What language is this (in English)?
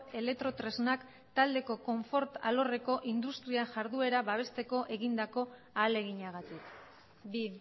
Basque